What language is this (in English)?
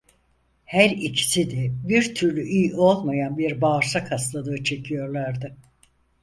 Turkish